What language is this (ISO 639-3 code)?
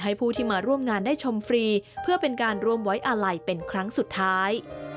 tha